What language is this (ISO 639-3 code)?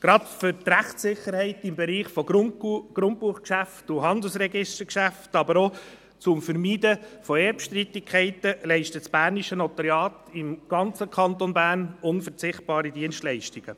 gsw